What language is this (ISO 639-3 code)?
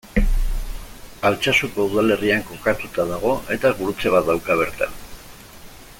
eus